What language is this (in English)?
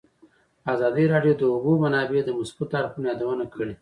Pashto